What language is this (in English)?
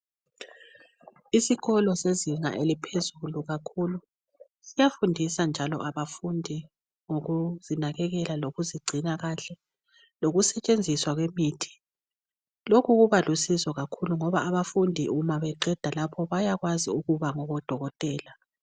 North Ndebele